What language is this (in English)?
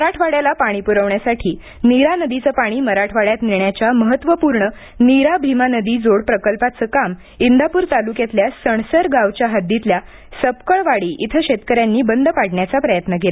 Marathi